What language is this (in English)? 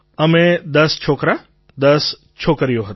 Gujarati